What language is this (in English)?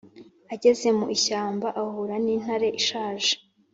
Kinyarwanda